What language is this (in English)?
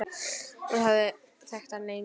Icelandic